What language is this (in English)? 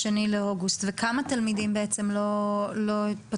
Hebrew